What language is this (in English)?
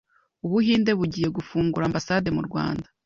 Kinyarwanda